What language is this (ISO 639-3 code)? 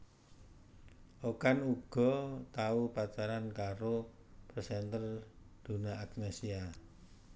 jav